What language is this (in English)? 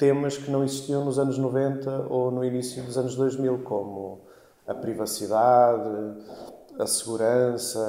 Portuguese